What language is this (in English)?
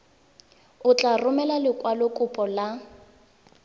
Tswana